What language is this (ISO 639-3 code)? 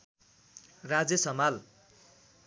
nep